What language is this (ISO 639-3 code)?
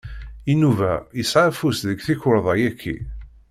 kab